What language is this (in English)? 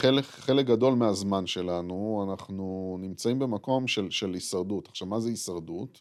Hebrew